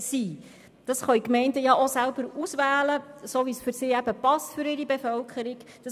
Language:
Swiss German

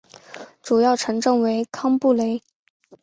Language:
Chinese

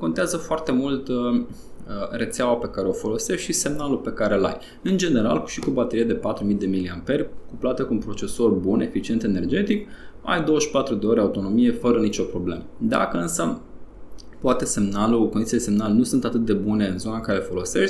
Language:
Romanian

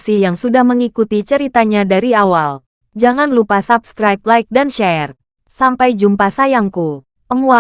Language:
Indonesian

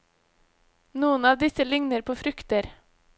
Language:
Norwegian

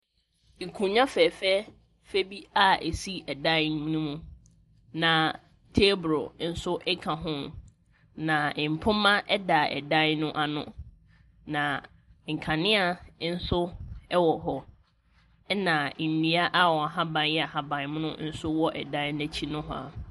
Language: Akan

